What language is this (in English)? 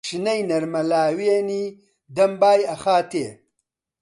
Central Kurdish